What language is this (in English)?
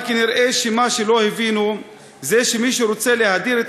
Hebrew